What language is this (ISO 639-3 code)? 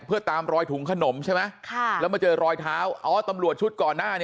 tha